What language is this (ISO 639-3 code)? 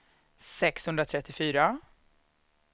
swe